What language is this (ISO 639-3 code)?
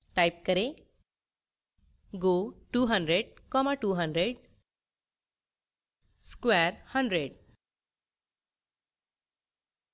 hin